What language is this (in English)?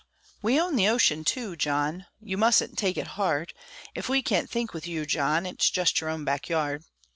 English